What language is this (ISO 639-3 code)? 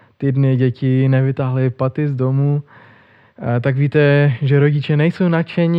ces